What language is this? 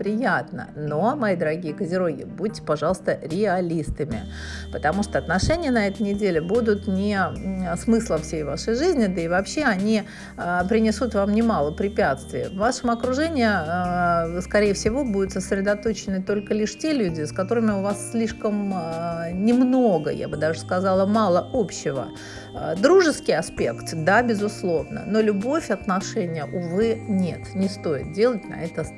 Russian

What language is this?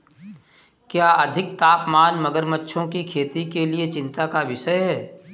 Hindi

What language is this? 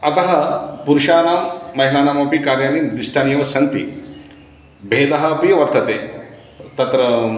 Sanskrit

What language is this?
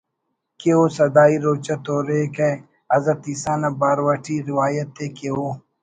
Brahui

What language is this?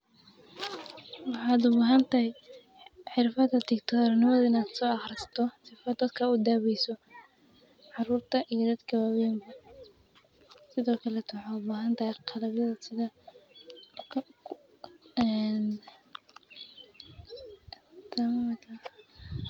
Somali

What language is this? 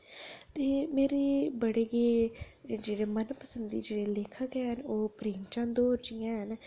Dogri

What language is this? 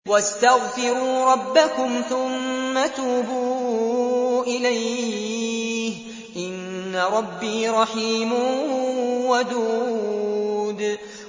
Arabic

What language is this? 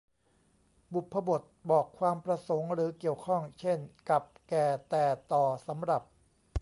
Thai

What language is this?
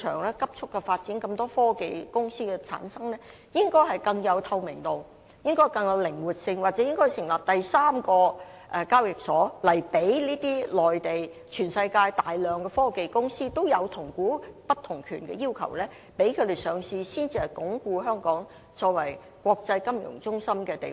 Cantonese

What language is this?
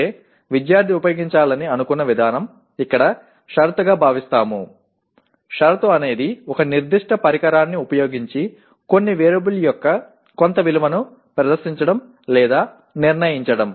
Telugu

